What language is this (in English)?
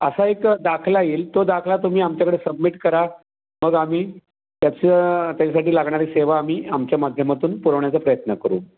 Marathi